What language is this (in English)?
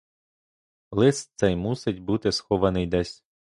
Ukrainian